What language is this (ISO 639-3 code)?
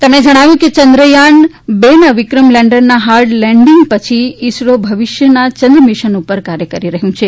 guj